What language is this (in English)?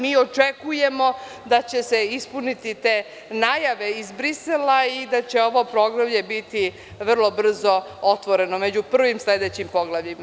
Serbian